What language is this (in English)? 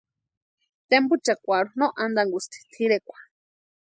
Western Highland Purepecha